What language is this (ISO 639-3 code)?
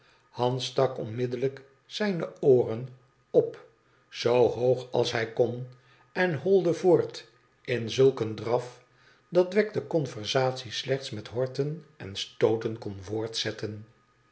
nld